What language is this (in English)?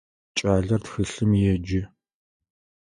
Adyghe